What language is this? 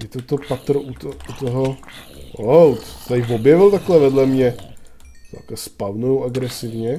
Czech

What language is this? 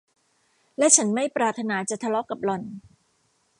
Thai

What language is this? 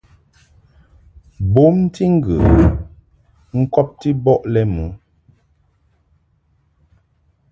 Mungaka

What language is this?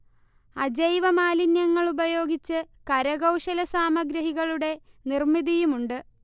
Malayalam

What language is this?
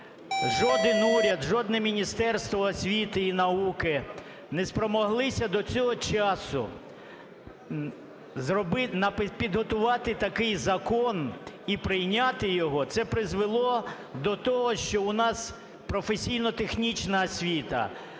Ukrainian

